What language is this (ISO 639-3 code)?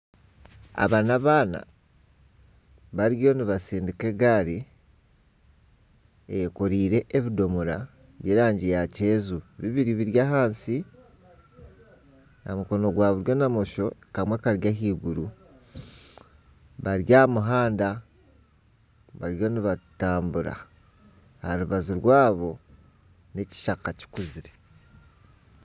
nyn